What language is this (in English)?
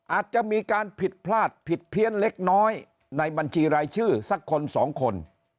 Thai